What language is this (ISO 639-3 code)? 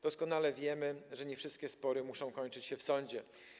pol